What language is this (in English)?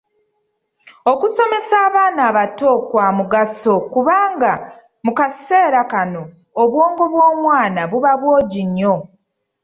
Ganda